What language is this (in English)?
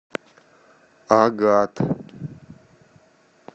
Russian